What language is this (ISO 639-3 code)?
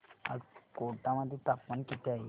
mar